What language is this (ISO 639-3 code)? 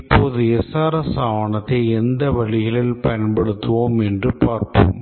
tam